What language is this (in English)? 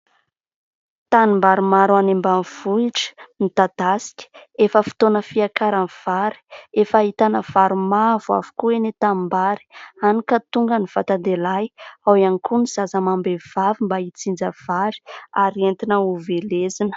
Malagasy